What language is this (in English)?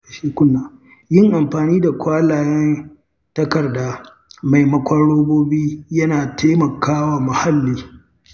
Hausa